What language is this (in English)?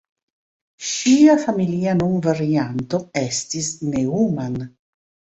Esperanto